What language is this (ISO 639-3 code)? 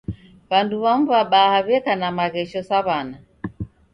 dav